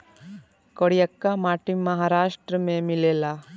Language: Bhojpuri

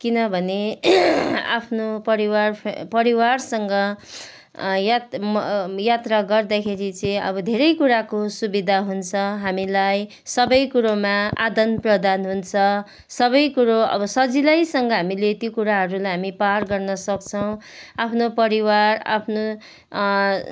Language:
Nepali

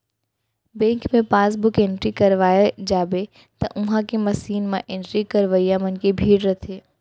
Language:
Chhattisgarhi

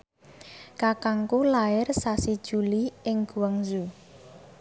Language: Javanese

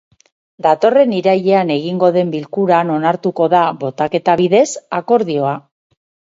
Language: Basque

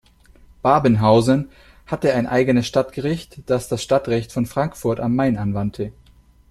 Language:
German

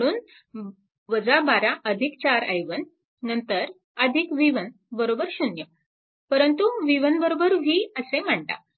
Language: Marathi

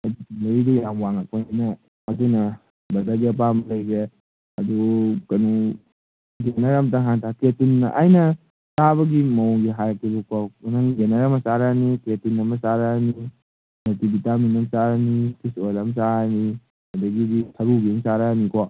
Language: Manipuri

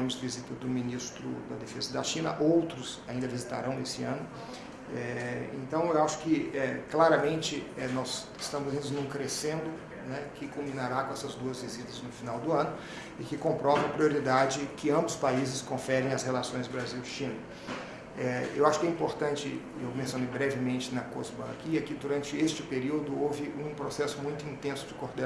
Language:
Portuguese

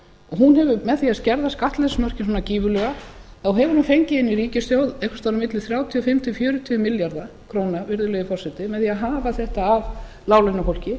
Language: Icelandic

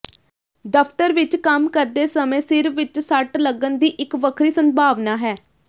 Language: Punjabi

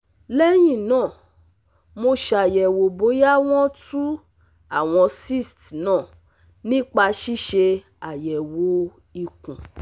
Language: Yoruba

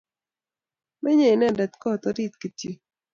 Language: Kalenjin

